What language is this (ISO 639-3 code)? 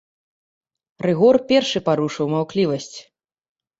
bel